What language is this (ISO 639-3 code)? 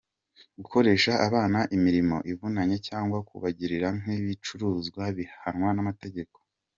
kin